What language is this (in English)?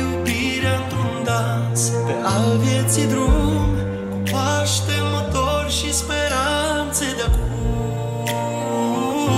Romanian